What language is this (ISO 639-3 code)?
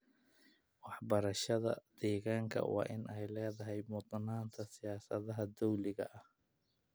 som